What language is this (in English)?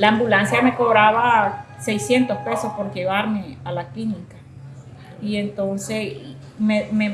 Spanish